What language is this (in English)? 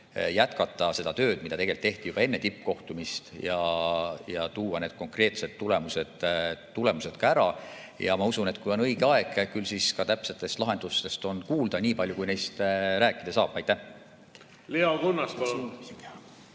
Estonian